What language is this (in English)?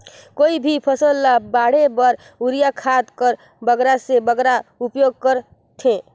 Chhattisgarhi